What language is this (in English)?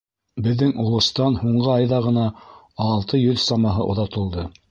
Bashkir